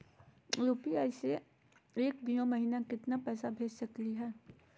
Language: Magahi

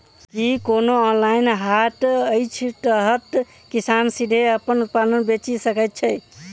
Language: Maithili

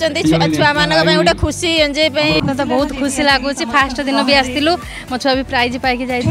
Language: Hindi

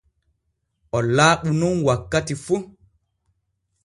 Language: Borgu Fulfulde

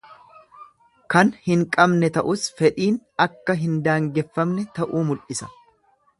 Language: Oromo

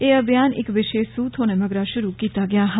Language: Dogri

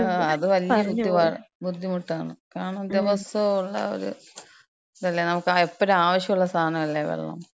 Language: Malayalam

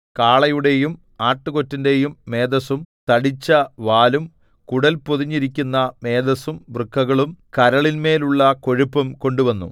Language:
Malayalam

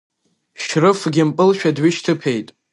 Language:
Abkhazian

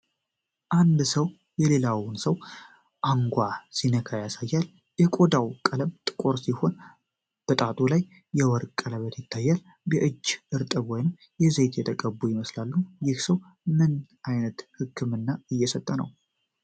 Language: Amharic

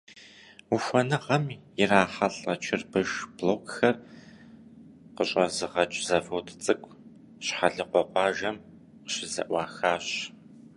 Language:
Kabardian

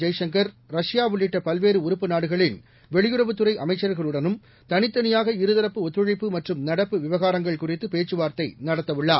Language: Tamil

